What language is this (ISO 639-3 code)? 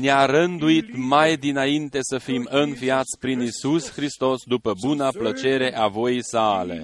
ron